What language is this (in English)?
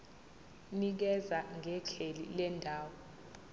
Zulu